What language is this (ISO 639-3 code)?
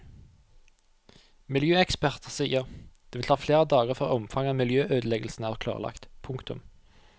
nor